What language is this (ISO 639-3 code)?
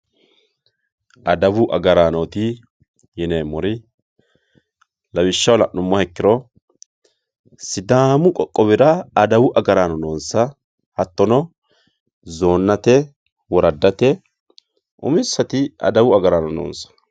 sid